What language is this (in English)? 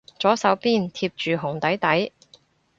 Cantonese